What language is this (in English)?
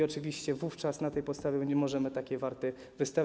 Polish